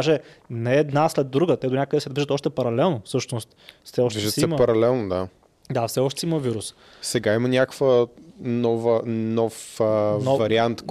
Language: Bulgarian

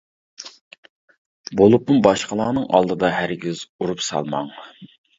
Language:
Uyghur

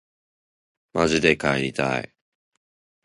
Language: Japanese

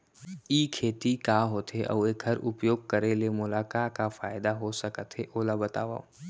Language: Chhattisgarhi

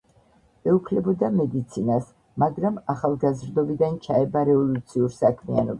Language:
Georgian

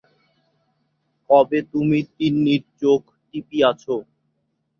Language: Bangla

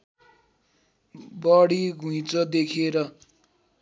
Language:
Nepali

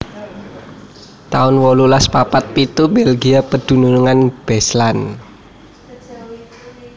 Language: Javanese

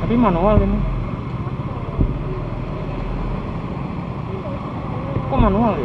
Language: Indonesian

